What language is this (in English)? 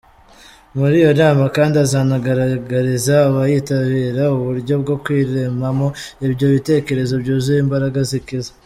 Kinyarwanda